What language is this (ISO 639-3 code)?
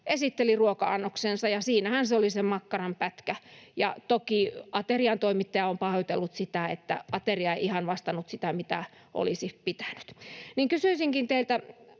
fin